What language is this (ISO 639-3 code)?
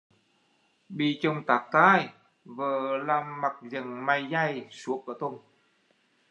vie